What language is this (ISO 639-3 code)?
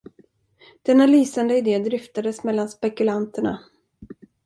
swe